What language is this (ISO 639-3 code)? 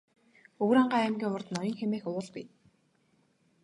mon